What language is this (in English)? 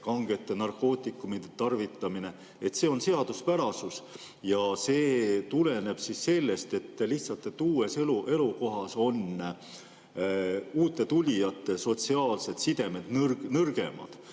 Estonian